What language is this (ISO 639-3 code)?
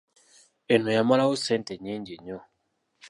lug